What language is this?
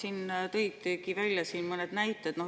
Estonian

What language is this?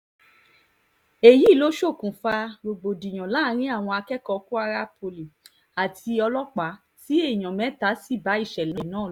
Yoruba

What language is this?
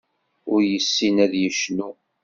Kabyle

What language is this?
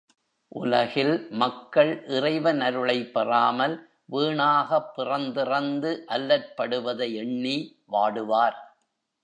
Tamil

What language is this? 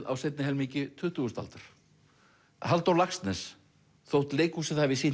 Icelandic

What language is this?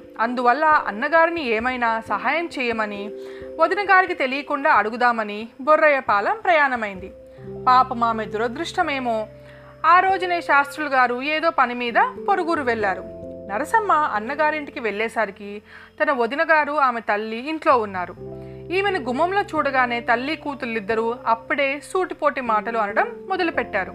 Telugu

